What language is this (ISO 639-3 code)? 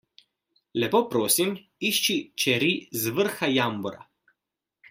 slv